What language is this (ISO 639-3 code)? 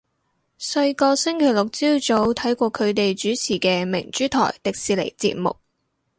yue